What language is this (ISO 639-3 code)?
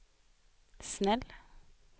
swe